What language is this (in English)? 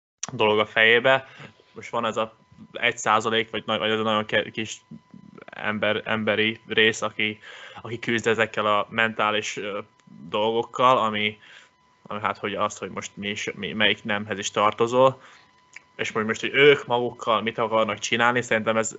Hungarian